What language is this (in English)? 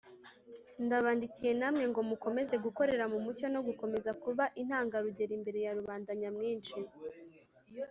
Kinyarwanda